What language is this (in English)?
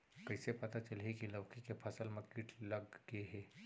Chhattisgarhi